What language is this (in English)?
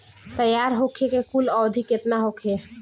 Bhojpuri